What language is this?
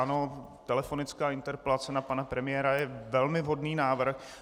Czech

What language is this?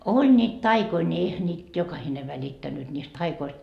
Finnish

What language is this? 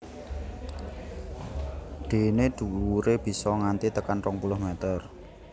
Javanese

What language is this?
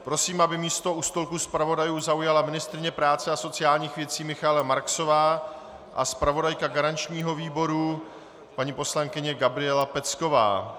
Czech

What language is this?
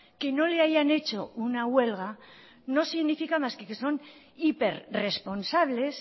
Spanish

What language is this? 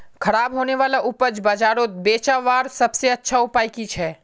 Magahi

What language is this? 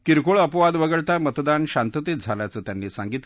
Marathi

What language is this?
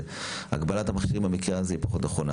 Hebrew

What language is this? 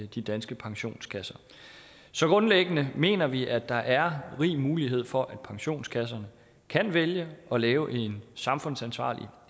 Danish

